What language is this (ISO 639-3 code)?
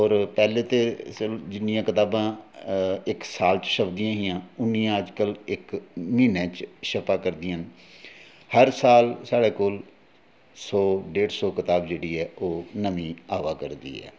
doi